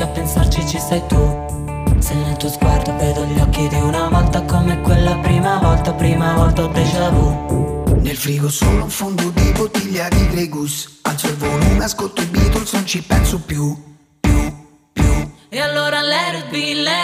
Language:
Italian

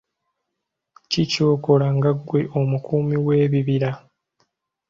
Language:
Ganda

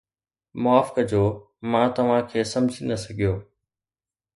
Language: Sindhi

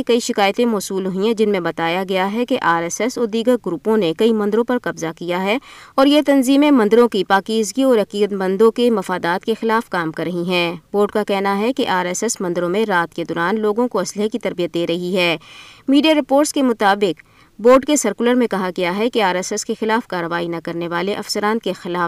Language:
Urdu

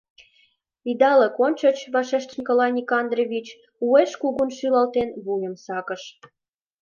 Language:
Mari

